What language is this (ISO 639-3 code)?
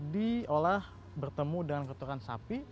ind